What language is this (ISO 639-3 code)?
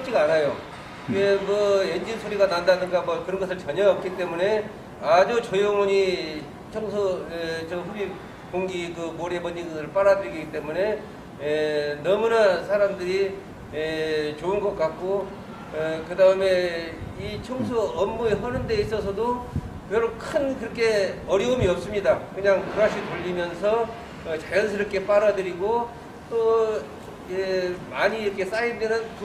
kor